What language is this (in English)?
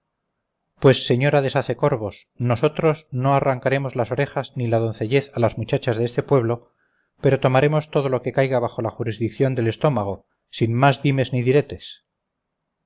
Spanish